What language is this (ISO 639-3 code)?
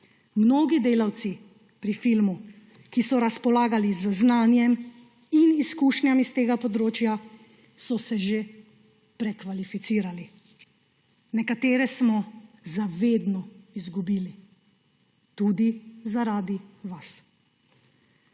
slv